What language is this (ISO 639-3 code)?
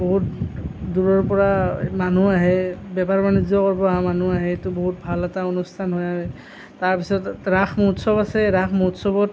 asm